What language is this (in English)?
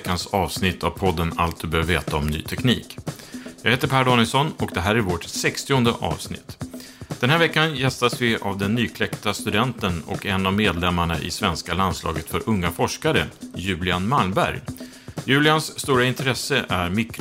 Swedish